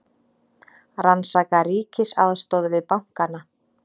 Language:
Icelandic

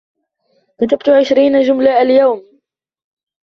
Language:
Arabic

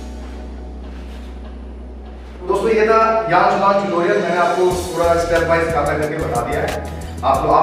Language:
Hindi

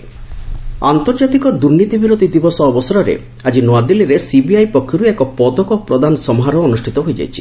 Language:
Odia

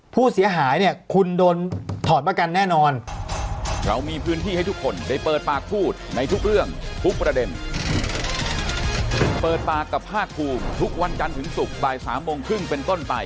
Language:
Thai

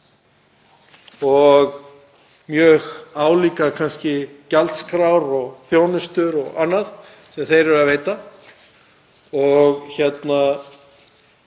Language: Icelandic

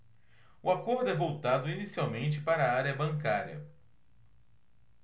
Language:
Portuguese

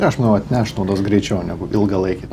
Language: Lithuanian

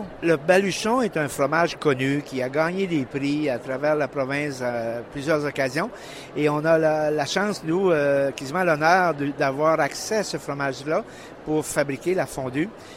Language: French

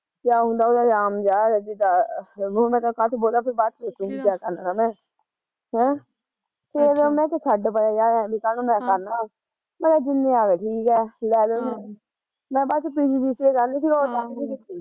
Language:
Punjabi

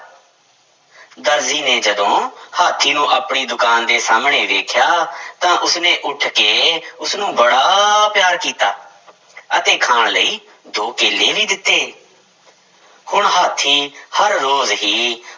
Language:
Punjabi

